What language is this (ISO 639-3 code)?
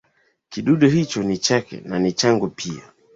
swa